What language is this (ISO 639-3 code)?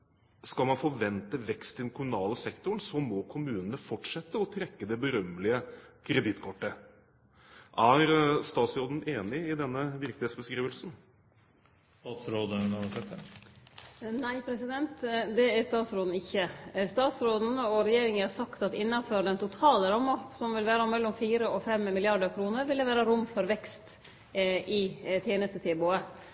nor